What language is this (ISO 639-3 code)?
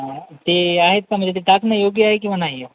mar